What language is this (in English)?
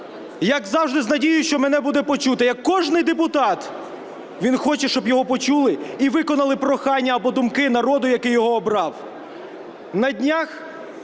Ukrainian